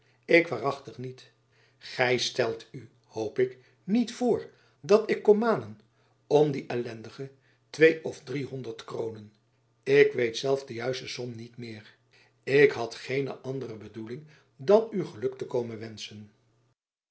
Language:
Dutch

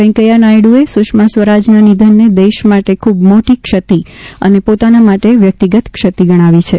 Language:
Gujarati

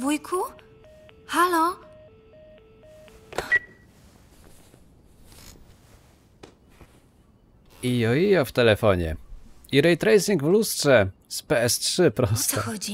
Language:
Polish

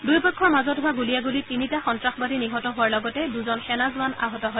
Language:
Assamese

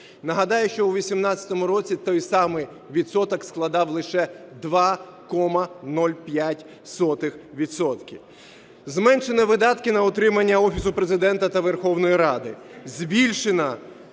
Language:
Ukrainian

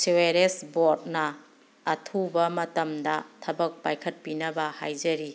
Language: Manipuri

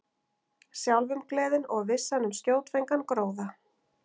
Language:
Icelandic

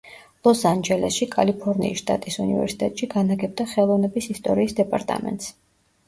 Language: Georgian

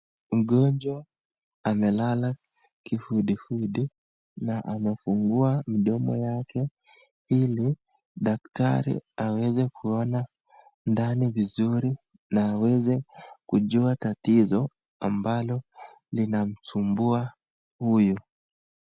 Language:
Swahili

